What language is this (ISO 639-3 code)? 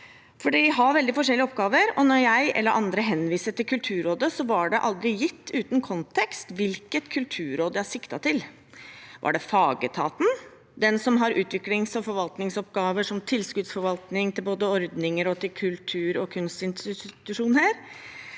nor